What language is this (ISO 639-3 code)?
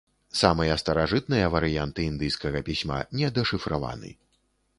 bel